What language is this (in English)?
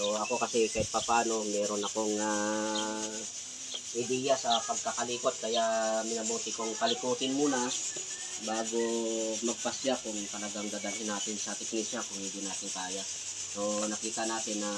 Filipino